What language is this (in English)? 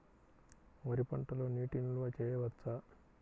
Telugu